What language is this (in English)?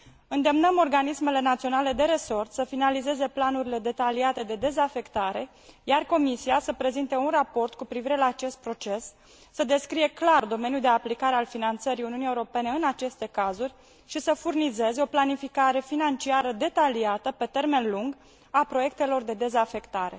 Romanian